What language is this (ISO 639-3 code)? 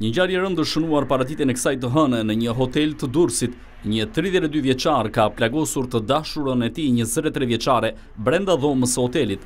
pol